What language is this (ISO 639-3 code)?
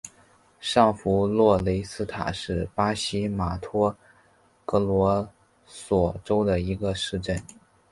zho